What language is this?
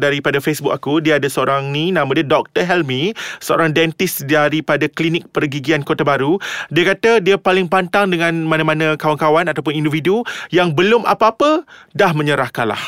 Malay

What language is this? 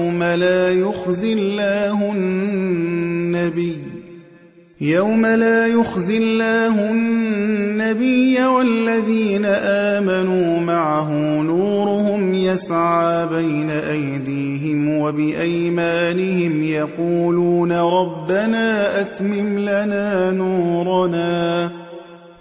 Arabic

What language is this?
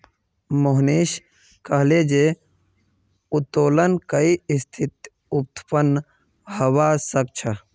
Magahi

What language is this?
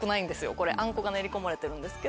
Japanese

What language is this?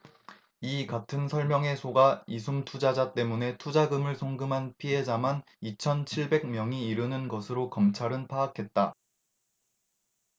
Korean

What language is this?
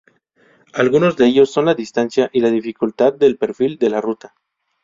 Spanish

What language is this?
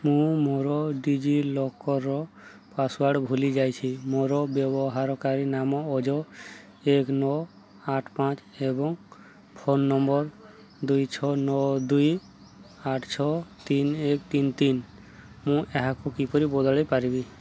Odia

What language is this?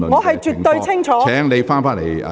Cantonese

